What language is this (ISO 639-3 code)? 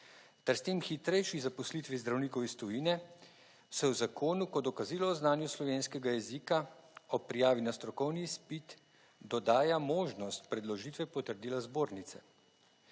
slv